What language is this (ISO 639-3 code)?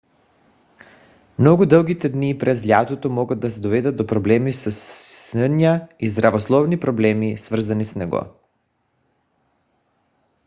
bul